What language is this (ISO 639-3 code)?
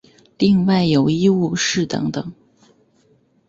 zho